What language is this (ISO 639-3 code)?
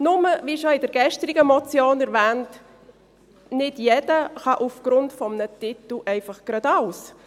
gsw